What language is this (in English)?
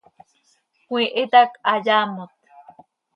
Seri